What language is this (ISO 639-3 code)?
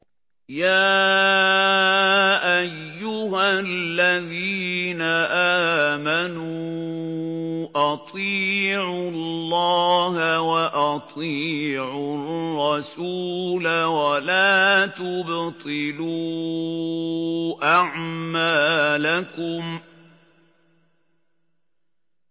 ara